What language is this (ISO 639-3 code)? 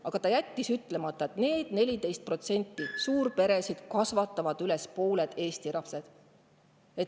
est